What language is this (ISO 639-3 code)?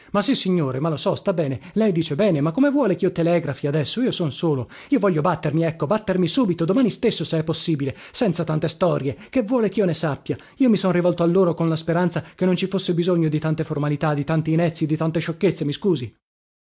ita